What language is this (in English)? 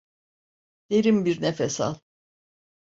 Turkish